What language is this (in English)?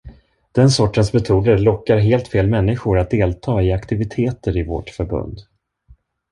Swedish